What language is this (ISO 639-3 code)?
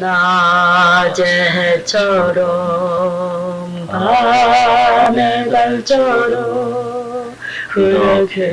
kor